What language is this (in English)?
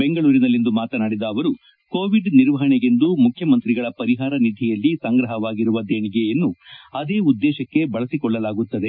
Kannada